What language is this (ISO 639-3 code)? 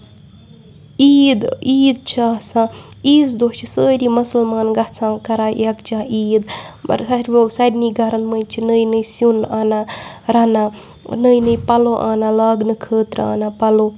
kas